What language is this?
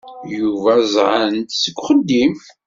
Kabyle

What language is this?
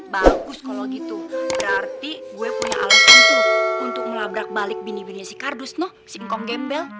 Indonesian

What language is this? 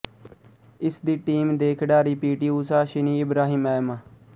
Punjabi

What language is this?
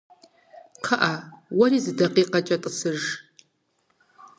Kabardian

